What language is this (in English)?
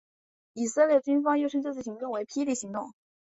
Chinese